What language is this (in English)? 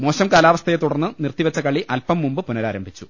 Malayalam